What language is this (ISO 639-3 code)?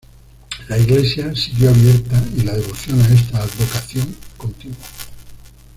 spa